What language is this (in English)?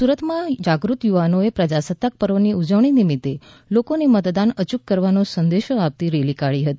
Gujarati